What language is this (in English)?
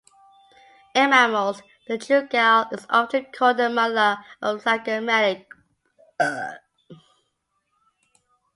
English